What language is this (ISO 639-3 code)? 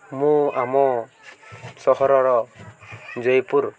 ori